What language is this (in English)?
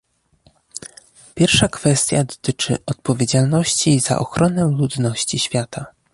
Polish